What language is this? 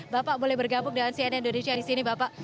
Indonesian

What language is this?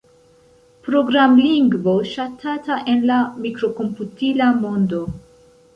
Esperanto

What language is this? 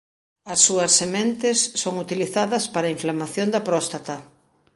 Galician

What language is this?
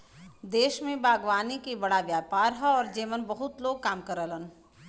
Bhojpuri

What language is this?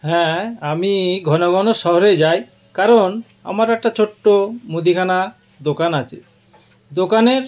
Bangla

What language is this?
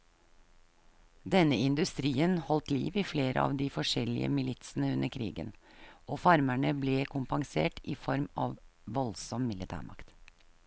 Norwegian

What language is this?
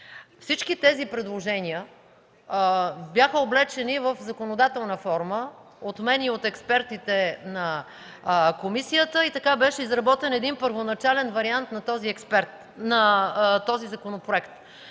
Bulgarian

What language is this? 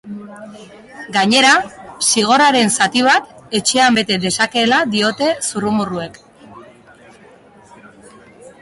Basque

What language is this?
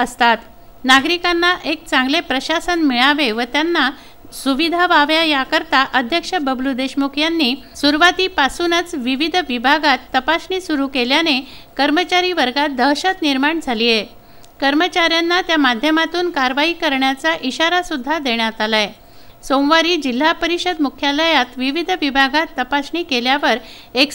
Marathi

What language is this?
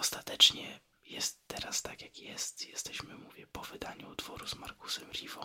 Polish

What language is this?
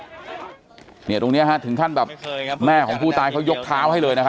Thai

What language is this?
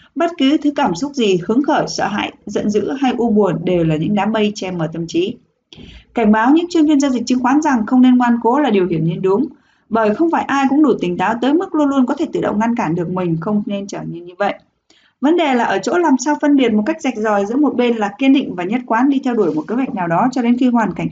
Vietnamese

